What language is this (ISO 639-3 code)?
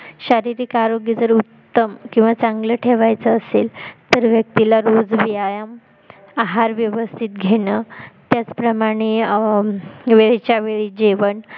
mar